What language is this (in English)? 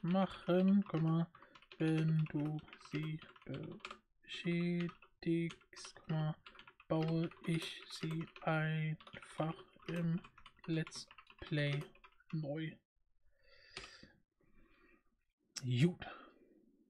German